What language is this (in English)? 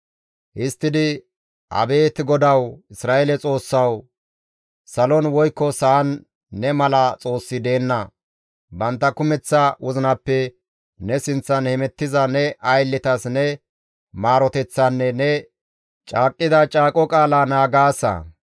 Gamo